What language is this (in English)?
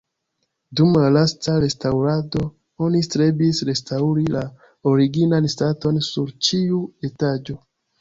Esperanto